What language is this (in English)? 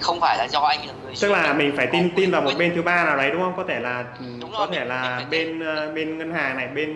Vietnamese